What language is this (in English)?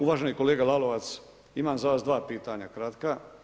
Croatian